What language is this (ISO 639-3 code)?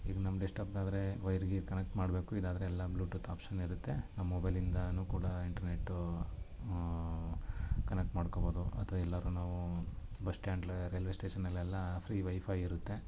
kan